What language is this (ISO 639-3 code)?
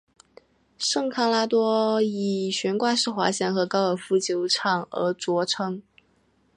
zho